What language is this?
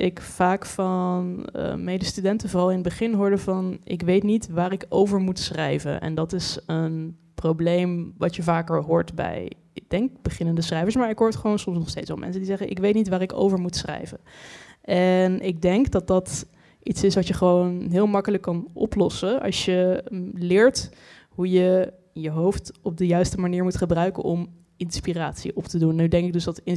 Dutch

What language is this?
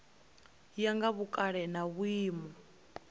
Venda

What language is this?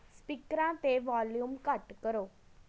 Punjabi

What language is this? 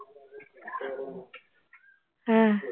Punjabi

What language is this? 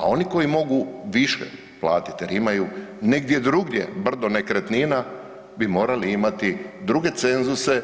Croatian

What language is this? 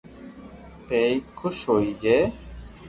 Loarki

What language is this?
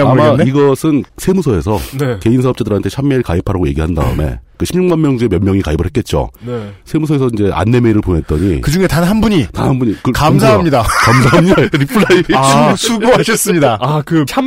Korean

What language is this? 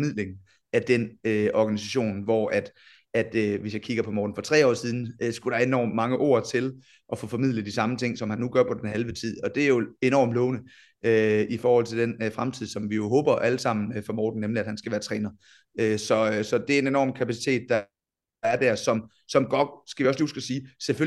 Danish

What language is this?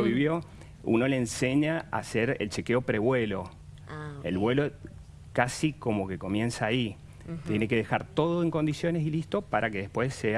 Spanish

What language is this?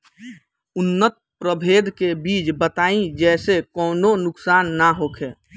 Bhojpuri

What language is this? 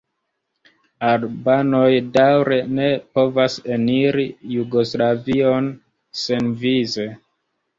Esperanto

